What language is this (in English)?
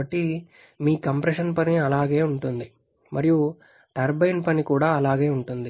Telugu